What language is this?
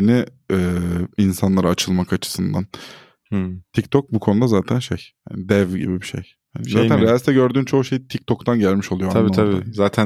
Turkish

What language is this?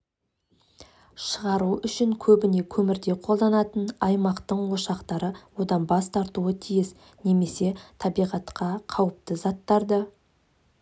Kazakh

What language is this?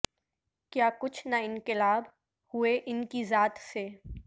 Urdu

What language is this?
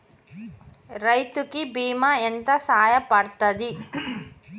Telugu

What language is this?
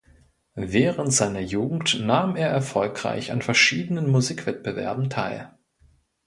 German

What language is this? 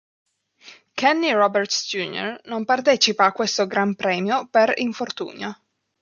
Italian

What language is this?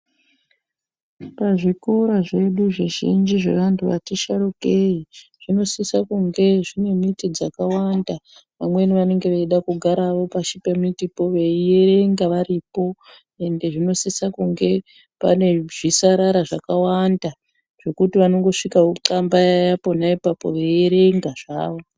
Ndau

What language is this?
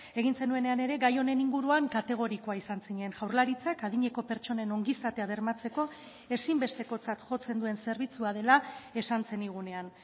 Basque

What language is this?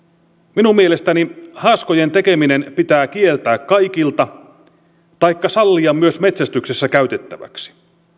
Finnish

